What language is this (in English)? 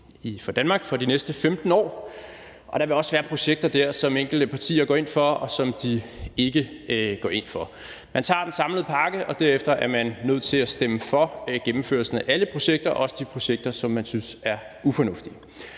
Danish